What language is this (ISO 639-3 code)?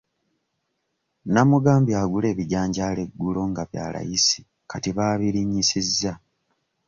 lug